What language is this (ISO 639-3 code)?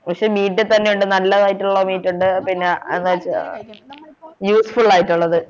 mal